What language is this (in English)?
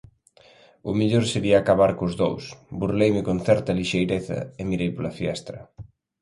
Galician